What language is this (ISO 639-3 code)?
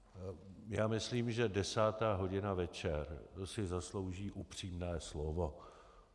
ces